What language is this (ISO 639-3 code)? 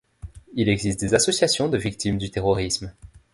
fra